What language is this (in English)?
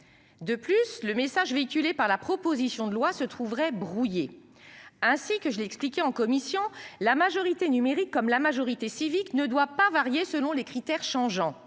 French